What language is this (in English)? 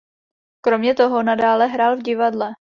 Czech